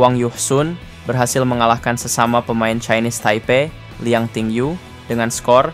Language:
Indonesian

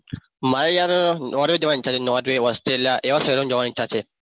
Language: Gujarati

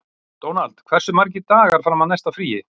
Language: Icelandic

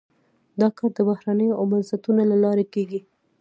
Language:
Pashto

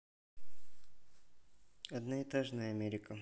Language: Russian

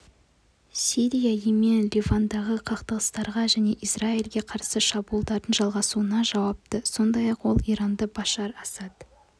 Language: Kazakh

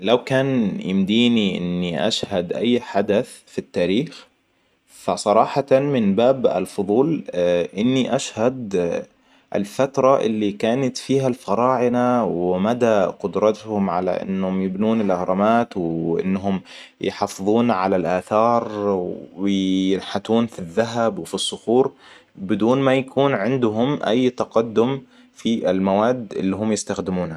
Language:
Hijazi Arabic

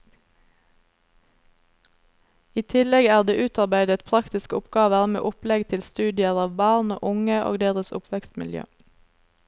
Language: Norwegian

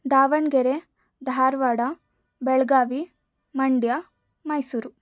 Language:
Kannada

